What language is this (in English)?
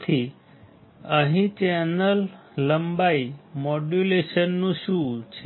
Gujarati